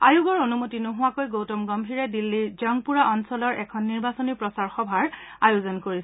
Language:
Assamese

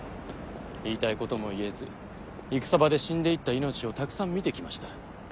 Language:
Japanese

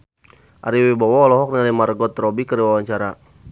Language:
Sundanese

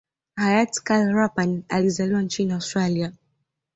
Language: Swahili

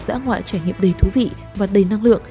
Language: Vietnamese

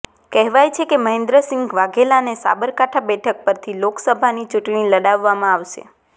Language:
Gujarati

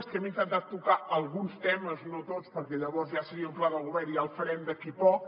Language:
Catalan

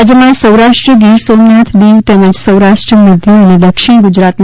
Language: Gujarati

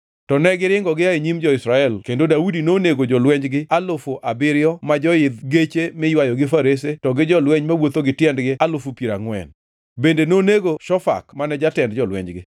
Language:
Luo (Kenya and Tanzania)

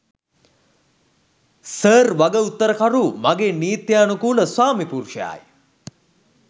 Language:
Sinhala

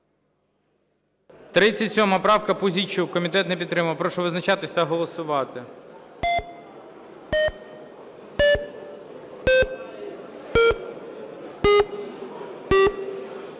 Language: Ukrainian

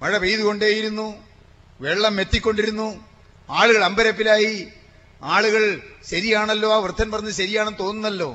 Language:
Malayalam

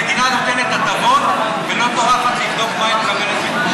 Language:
Hebrew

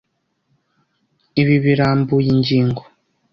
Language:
Kinyarwanda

